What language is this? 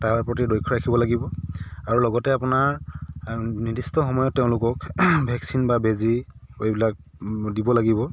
Assamese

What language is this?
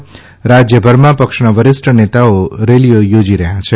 Gujarati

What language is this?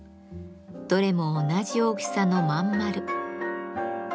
Japanese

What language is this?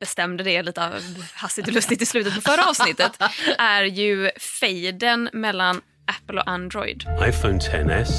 Swedish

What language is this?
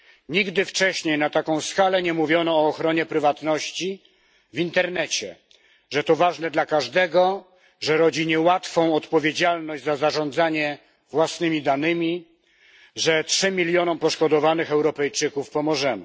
Polish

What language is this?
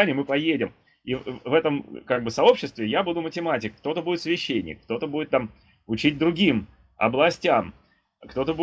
Russian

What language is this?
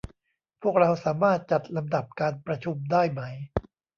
Thai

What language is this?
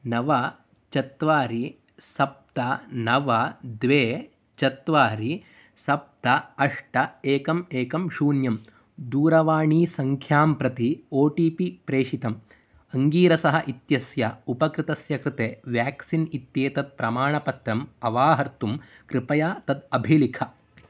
Sanskrit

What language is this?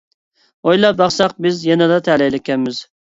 Uyghur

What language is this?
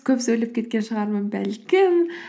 Kazakh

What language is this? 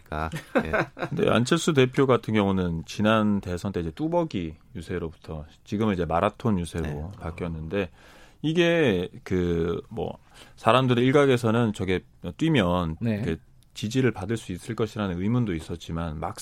Korean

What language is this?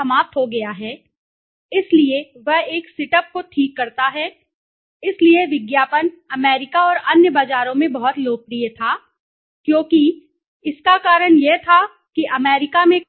Hindi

